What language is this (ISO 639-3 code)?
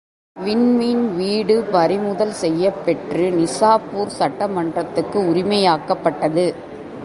tam